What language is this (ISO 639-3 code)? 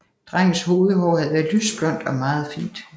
dan